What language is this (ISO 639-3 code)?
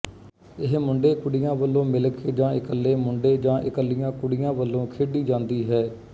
pan